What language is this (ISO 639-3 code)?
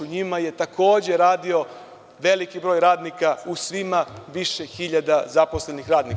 srp